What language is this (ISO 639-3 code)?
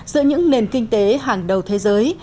vie